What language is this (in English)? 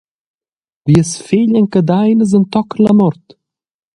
Romansh